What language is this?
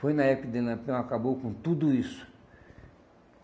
Portuguese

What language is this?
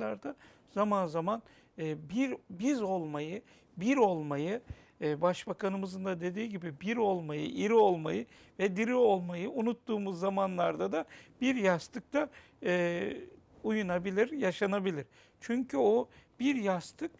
Turkish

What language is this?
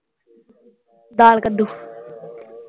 Punjabi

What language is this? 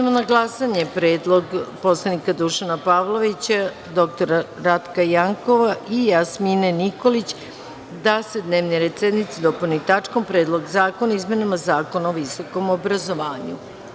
Serbian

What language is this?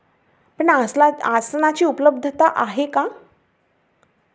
Marathi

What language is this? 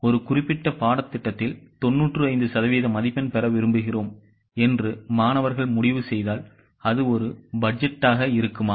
Tamil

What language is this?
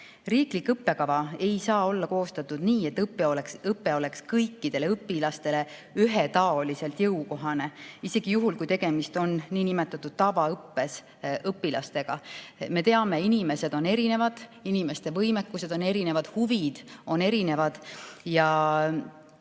Estonian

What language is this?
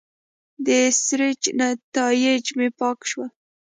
Pashto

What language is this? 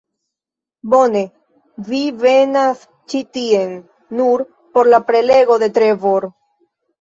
Esperanto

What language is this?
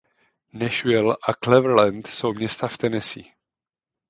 Czech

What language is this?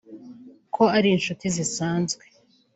Kinyarwanda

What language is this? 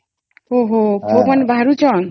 Odia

